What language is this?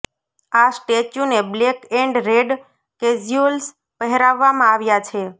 Gujarati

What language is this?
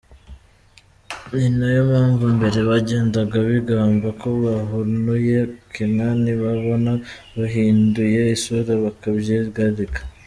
Kinyarwanda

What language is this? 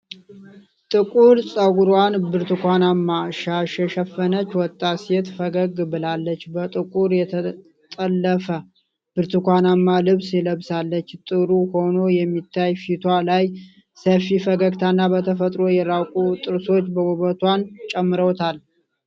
Amharic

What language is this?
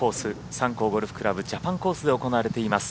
Japanese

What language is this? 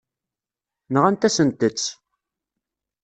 Kabyle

